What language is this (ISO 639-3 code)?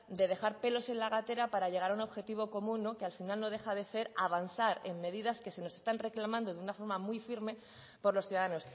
spa